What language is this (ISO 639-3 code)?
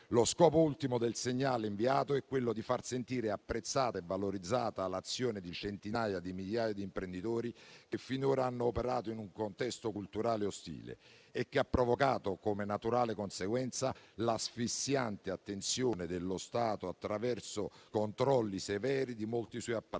ita